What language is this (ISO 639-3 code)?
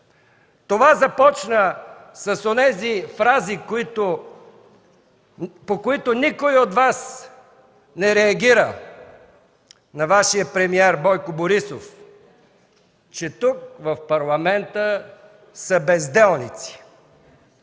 bul